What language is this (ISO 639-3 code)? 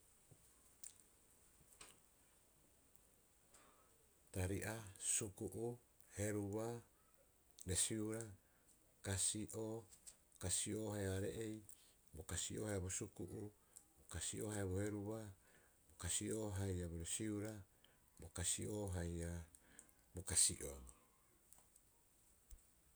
kyx